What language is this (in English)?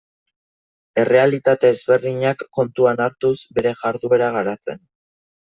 Basque